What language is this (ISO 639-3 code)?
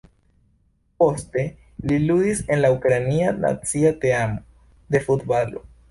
epo